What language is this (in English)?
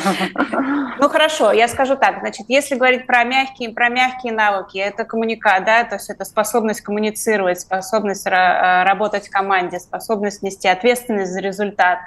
Russian